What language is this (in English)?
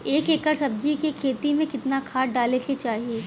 Bhojpuri